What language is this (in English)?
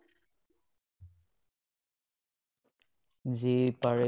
Assamese